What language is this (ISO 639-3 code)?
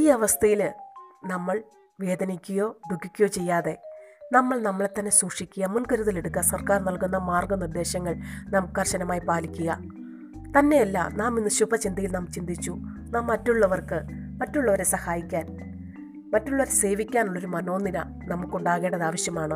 mal